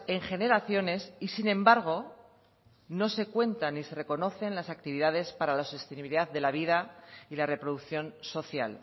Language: Spanish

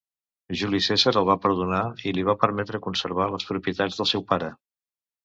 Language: Catalan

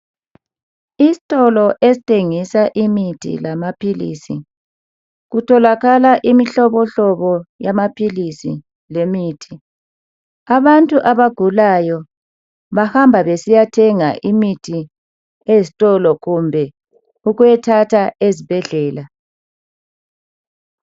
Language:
North Ndebele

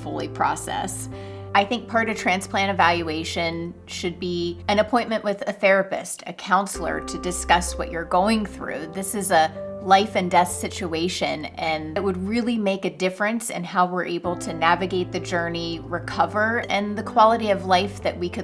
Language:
English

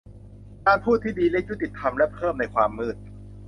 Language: Thai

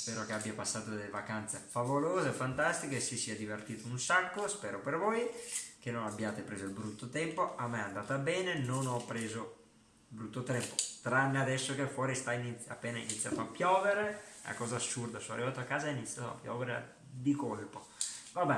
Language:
Italian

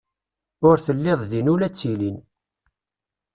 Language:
Kabyle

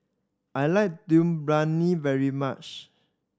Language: English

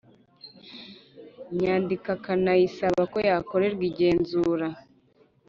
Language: Kinyarwanda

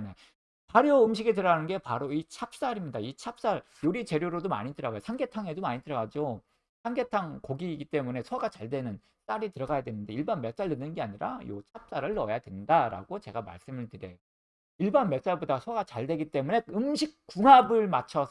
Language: Korean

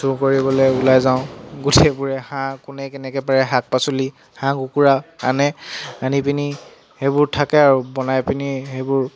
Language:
Assamese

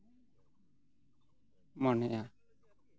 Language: Santali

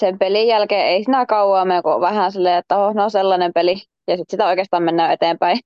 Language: Finnish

